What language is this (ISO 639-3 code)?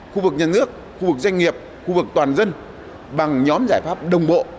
vie